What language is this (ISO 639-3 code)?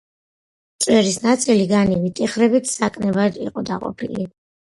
kat